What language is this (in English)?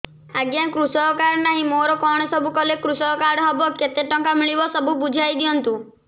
Odia